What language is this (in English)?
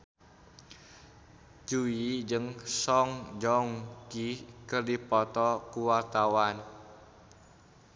Sundanese